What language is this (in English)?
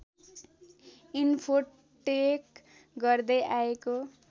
Nepali